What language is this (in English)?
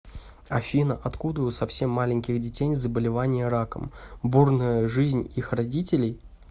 Russian